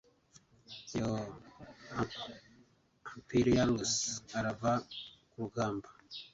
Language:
Kinyarwanda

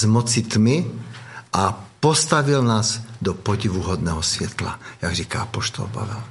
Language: Czech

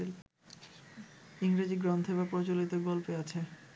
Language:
Bangla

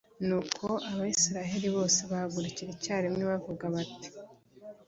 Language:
Kinyarwanda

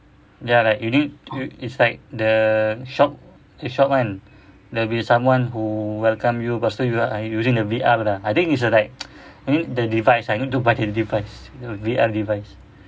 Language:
English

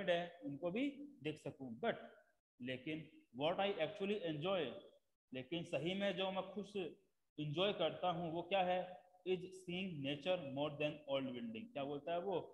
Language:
Hindi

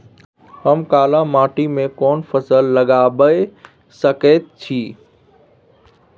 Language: Maithili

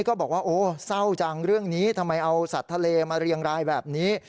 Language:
Thai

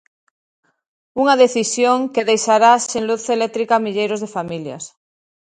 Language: Galician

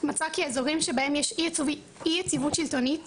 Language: Hebrew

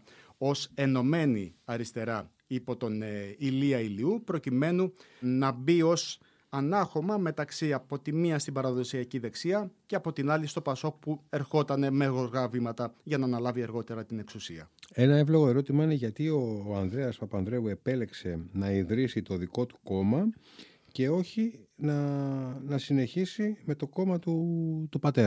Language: Greek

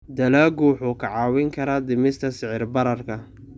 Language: Somali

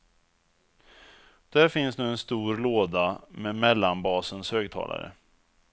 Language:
Swedish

